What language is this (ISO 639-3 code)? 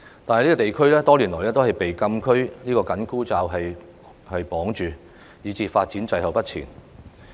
yue